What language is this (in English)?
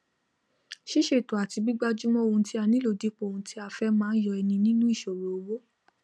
Yoruba